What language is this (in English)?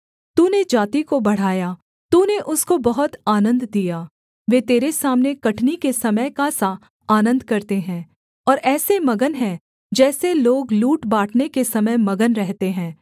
Hindi